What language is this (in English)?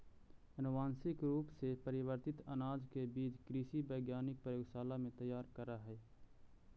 Magahi